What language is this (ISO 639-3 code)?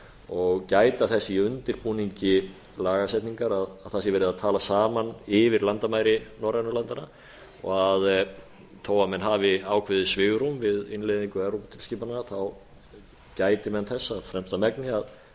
isl